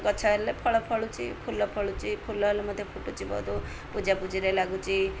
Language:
Odia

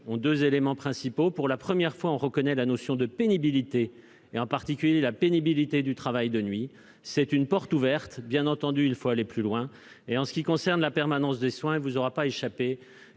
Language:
French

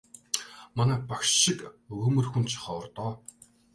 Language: Mongolian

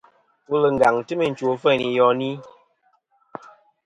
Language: Kom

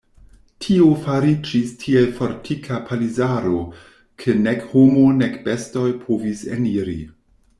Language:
Esperanto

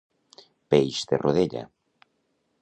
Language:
Catalan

